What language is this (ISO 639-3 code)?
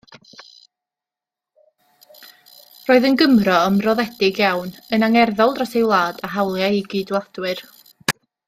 cym